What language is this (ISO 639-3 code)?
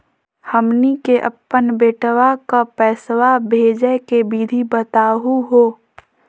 mag